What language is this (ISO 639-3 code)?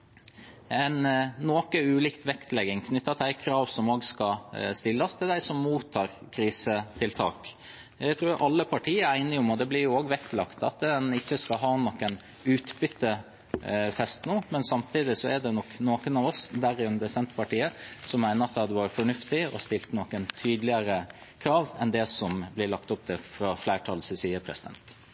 nob